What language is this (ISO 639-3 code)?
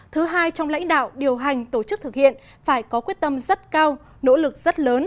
vie